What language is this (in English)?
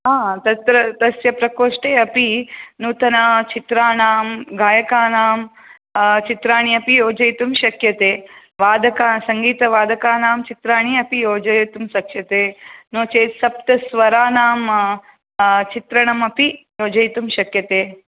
Sanskrit